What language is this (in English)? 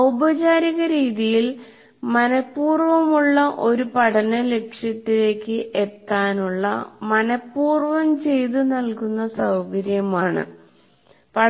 Malayalam